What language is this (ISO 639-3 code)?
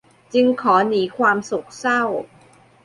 tha